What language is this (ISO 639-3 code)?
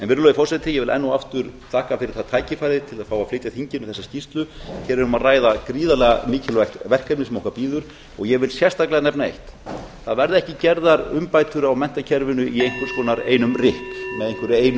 isl